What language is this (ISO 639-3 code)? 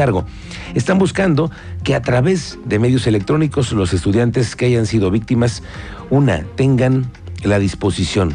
spa